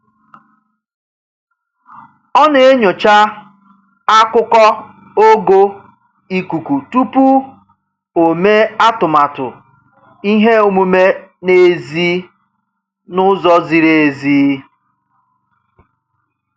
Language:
Igbo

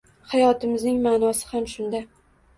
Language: Uzbek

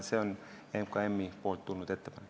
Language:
Estonian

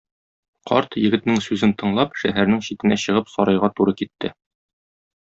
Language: Tatar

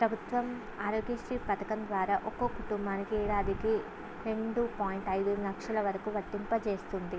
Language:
Telugu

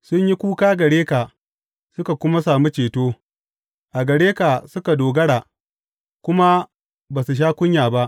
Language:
Hausa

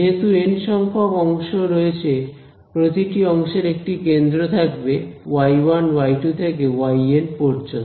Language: Bangla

